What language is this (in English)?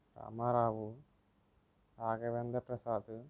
Telugu